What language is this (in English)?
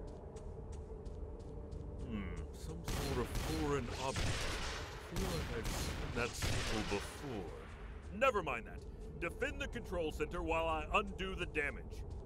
German